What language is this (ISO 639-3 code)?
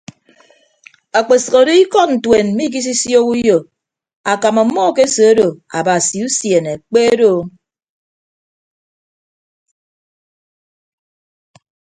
ibb